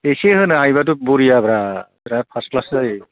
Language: Bodo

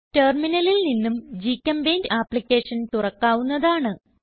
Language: Malayalam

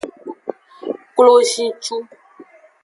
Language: Aja (Benin)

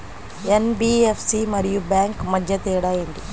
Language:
Telugu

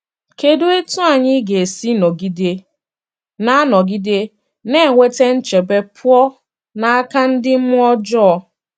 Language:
Igbo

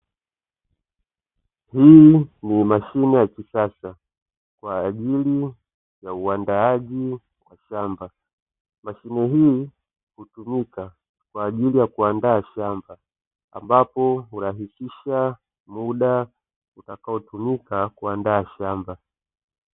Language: Swahili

